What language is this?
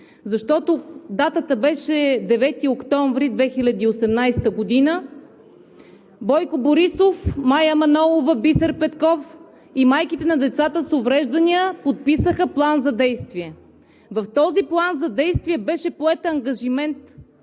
Bulgarian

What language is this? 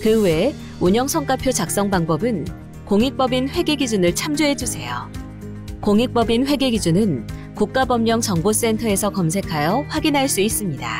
Korean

